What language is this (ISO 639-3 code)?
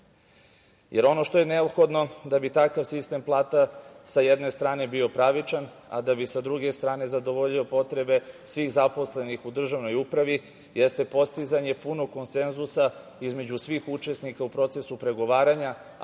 srp